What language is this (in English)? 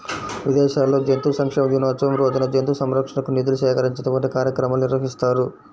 Telugu